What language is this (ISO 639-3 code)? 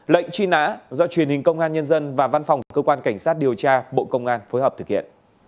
vie